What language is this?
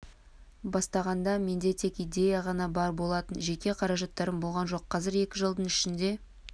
Kazakh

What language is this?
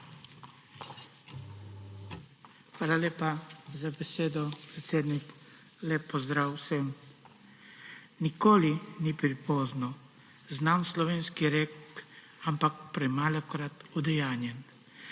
Slovenian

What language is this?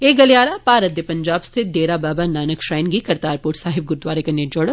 Dogri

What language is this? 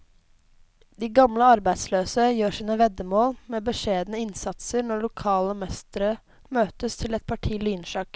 Norwegian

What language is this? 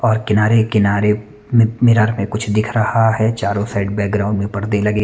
Hindi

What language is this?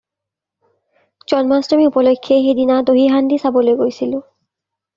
Assamese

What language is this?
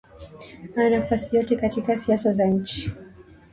Swahili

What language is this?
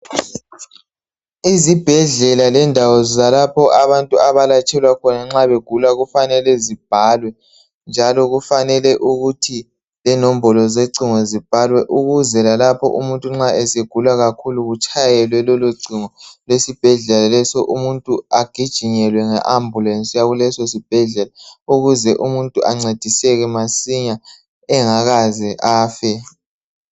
North Ndebele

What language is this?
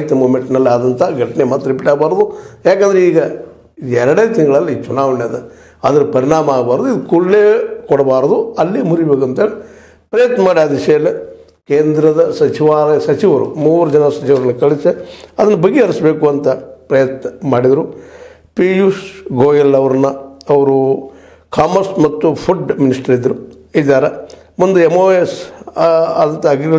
Kannada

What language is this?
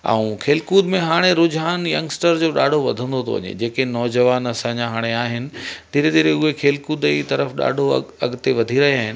Sindhi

